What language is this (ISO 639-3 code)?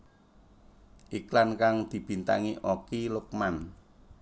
jav